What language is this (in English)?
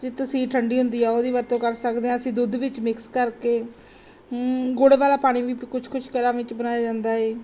Punjabi